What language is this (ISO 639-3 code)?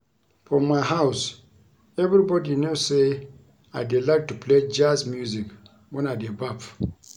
pcm